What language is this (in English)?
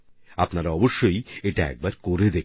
Bangla